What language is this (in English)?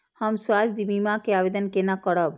Maithili